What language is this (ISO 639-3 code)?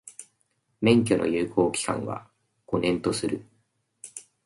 jpn